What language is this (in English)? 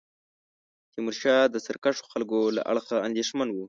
Pashto